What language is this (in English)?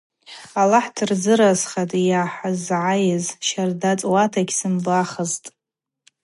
Abaza